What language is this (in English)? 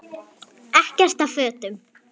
Icelandic